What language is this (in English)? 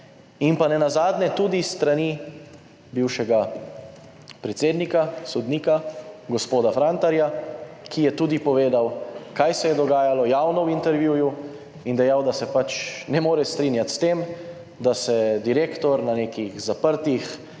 Slovenian